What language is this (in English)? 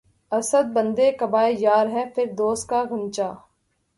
Urdu